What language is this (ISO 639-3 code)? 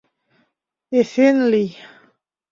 chm